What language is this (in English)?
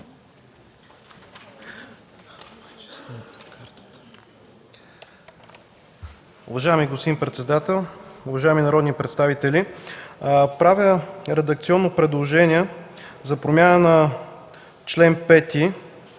Bulgarian